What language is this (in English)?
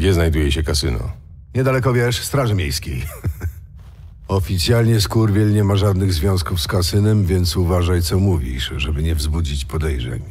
Polish